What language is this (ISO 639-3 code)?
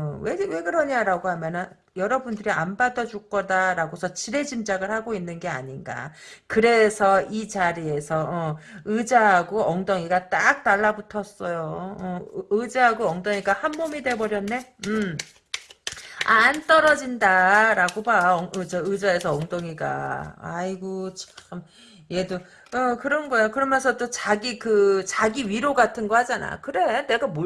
kor